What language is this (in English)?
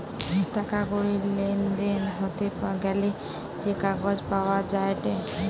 Bangla